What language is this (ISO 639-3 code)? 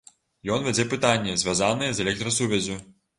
bel